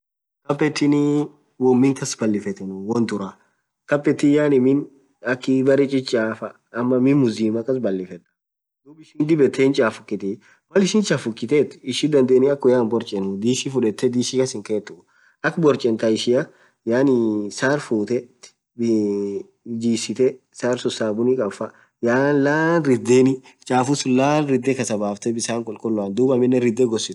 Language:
Orma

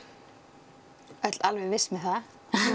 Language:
Icelandic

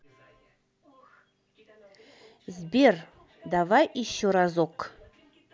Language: Russian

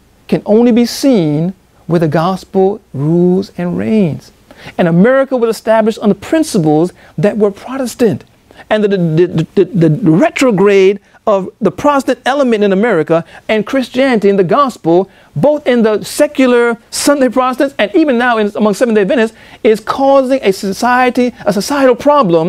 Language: English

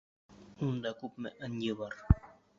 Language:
Bashkir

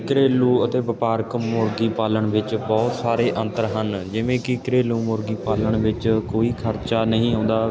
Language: Punjabi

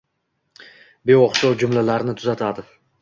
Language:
Uzbek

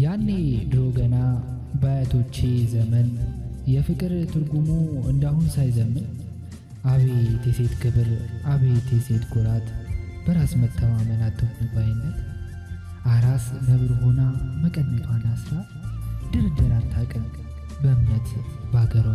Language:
Indonesian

